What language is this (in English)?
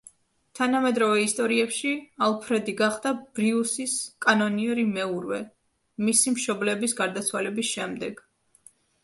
Georgian